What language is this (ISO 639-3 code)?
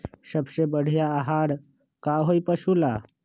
mag